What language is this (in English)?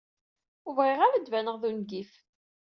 Kabyle